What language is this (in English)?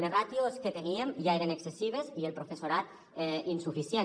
Catalan